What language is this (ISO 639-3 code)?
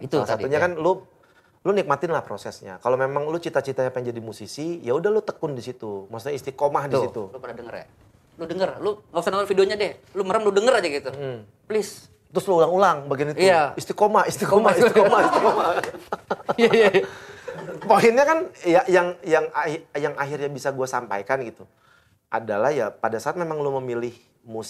ind